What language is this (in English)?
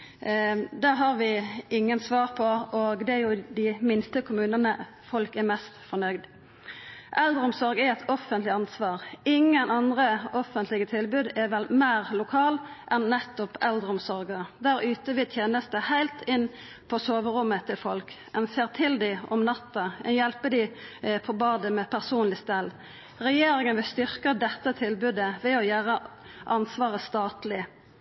Norwegian Nynorsk